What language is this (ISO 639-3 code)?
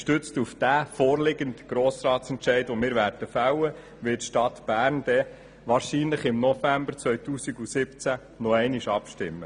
gsw